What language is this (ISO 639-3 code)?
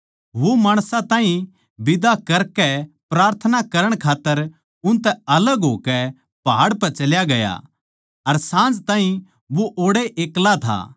bgc